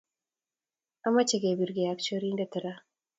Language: Kalenjin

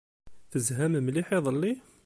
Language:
Kabyle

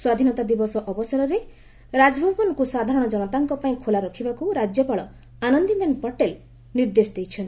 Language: Odia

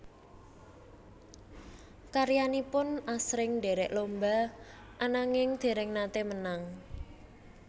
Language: Javanese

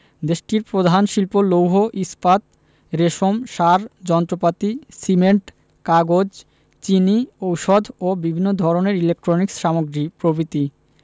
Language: Bangla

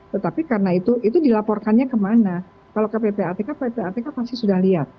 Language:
Indonesian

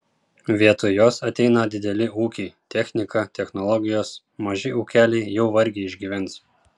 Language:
Lithuanian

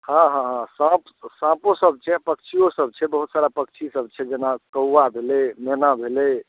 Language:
Maithili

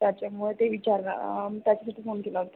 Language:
Marathi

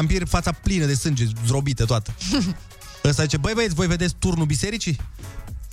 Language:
Romanian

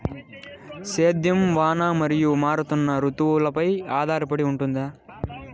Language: Telugu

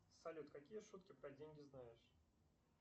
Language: Russian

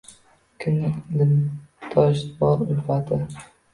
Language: Uzbek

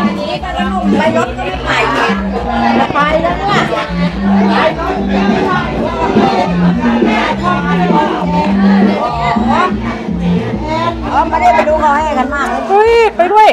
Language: Thai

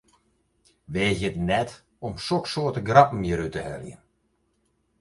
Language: Western Frisian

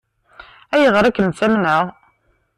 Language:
Kabyle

